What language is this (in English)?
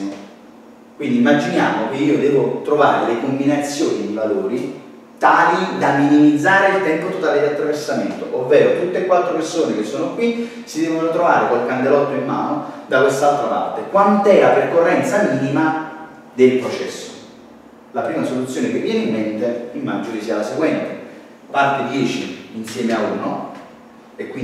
Italian